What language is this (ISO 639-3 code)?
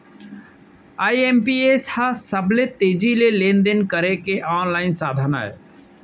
hne